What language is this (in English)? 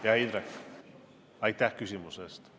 Estonian